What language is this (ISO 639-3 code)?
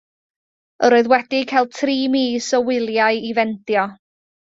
cym